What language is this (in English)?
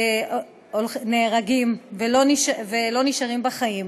Hebrew